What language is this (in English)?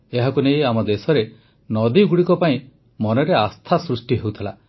Odia